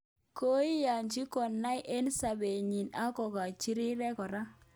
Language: Kalenjin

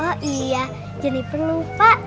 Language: Indonesian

